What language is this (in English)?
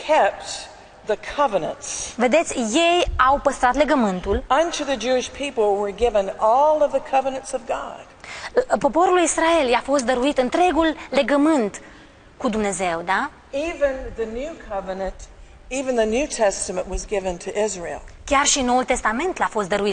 Romanian